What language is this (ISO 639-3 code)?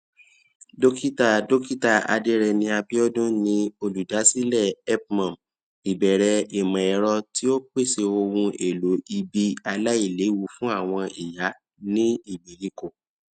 yor